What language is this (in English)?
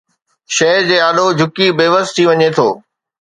Sindhi